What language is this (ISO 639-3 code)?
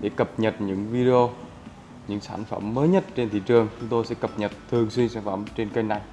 vie